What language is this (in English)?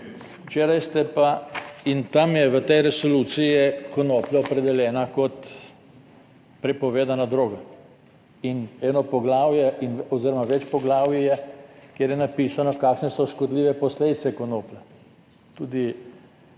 Slovenian